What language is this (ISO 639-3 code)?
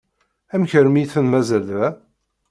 kab